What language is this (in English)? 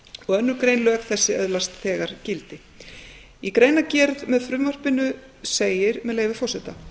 Icelandic